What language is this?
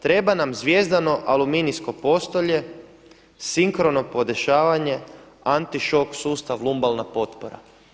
Croatian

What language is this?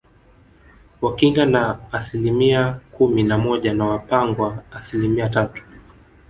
Swahili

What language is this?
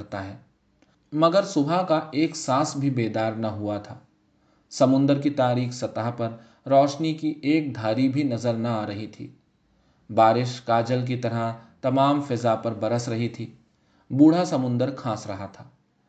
Urdu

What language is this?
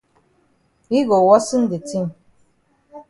Cameroon Pidgin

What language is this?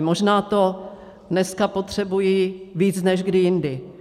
Czech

